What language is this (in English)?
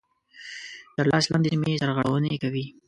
Pashto